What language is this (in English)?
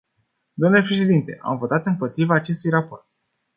Romanian